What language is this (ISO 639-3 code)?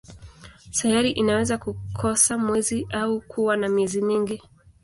swa